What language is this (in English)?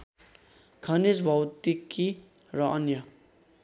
Nepali